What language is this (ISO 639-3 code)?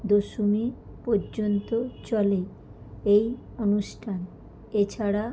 ben